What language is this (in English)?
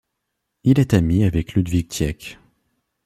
French